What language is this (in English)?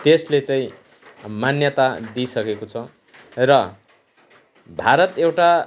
Nepali